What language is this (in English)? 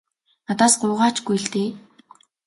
Mongolian